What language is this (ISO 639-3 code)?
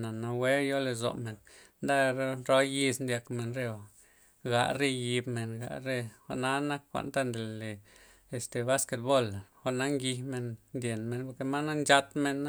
ztp